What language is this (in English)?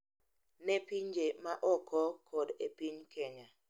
Luo (Kenya and Tanzania)